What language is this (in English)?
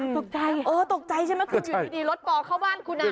Thai